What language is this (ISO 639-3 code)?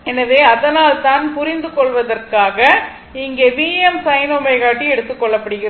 tam